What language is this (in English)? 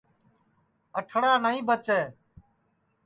Sansi